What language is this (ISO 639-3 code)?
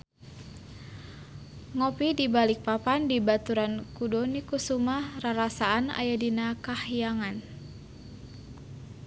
sun